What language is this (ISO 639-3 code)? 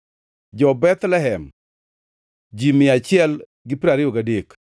luo